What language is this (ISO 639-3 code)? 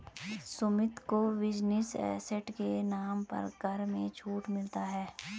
hin